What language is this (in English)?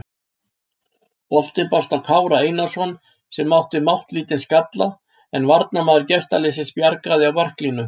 Icelandic